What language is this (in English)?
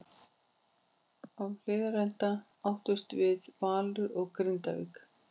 Icelandic